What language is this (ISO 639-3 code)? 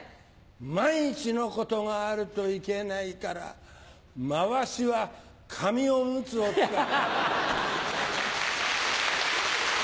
jpn